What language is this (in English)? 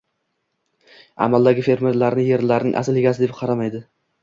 Uzbek